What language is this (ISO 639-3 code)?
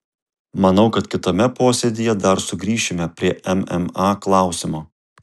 lit